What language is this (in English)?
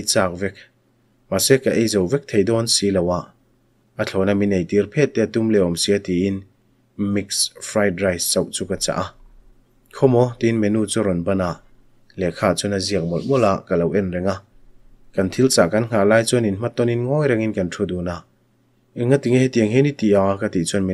Thai